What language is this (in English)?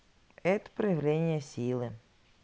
Russian